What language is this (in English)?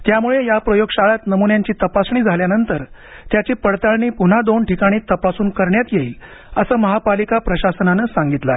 Marathi